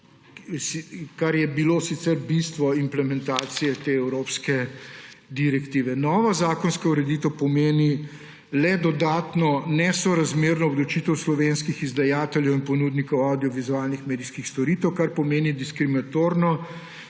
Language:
Slovenian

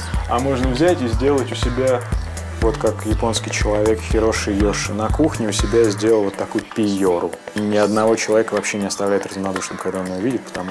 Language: Russian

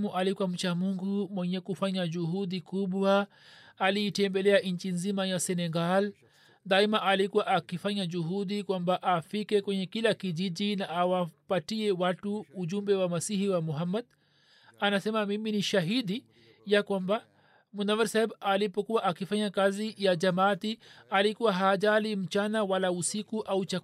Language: Swahili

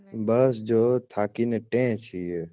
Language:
Gujarati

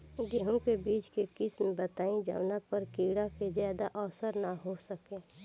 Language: Bhojpuri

